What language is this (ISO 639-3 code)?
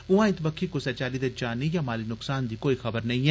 doi